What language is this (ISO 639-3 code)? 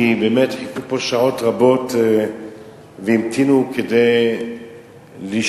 heb